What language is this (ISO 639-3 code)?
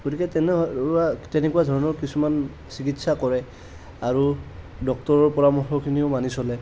asm